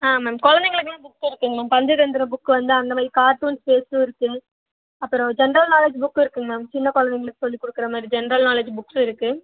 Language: Tamil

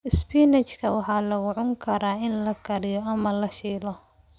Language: Somali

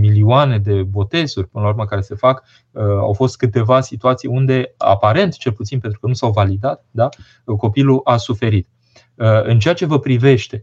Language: Romanian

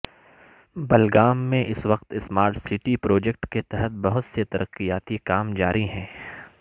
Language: Urdu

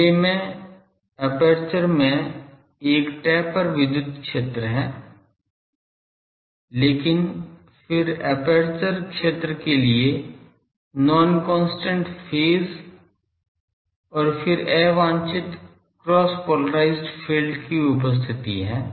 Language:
Hindi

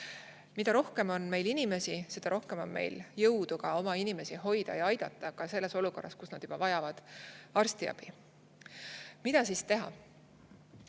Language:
Estonian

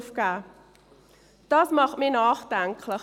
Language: Swiss German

